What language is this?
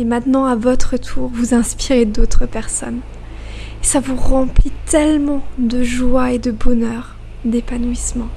French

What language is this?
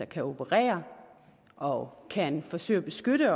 Danish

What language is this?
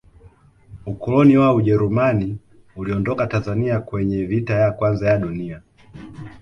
Swahili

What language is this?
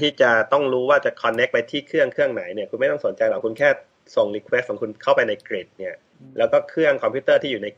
Thai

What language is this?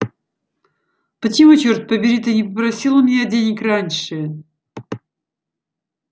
Russian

